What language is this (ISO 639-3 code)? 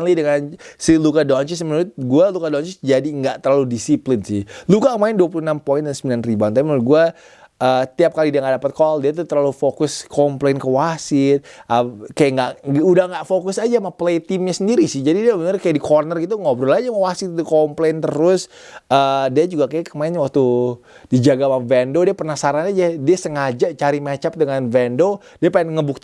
ind